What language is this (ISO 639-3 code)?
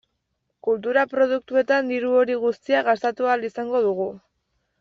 eus